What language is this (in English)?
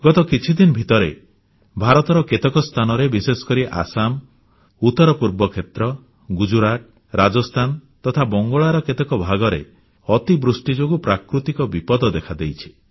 Odia